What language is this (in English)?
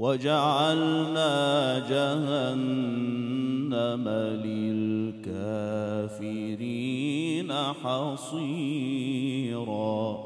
Arabic